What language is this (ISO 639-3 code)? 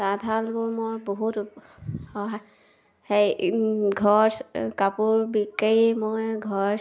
asm